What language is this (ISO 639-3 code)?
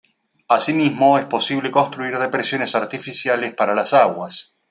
spa